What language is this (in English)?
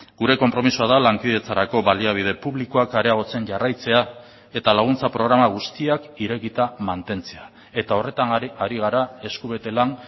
Basque